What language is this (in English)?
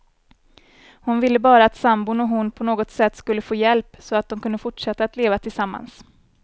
Swedish